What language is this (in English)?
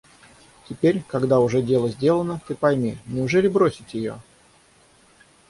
Russian